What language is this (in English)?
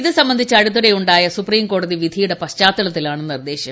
Malayalam